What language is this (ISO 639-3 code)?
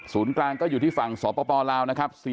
tha